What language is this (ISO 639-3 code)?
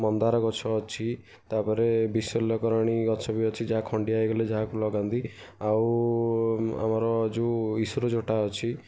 ori